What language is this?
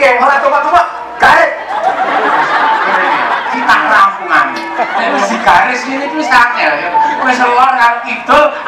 Thai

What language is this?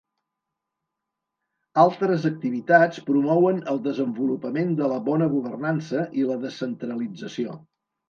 Catalan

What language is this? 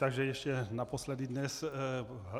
Czech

